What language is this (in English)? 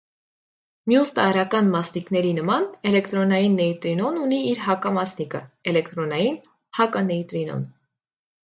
Armenian